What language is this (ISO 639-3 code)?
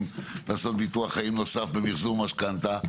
heb